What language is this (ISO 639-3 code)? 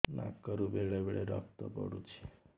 ori